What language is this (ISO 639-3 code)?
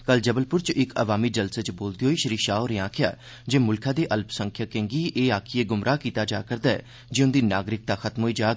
doi